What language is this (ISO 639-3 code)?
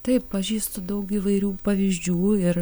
lit